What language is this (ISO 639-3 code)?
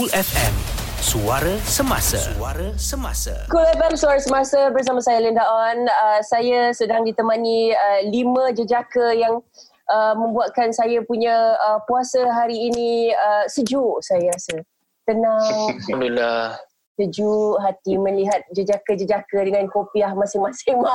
msa